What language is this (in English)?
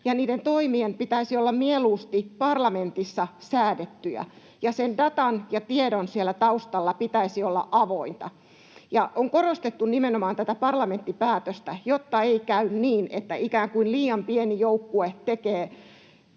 Finnish